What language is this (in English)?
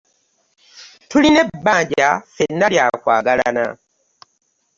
Ganda